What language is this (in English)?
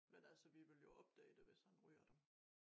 Danish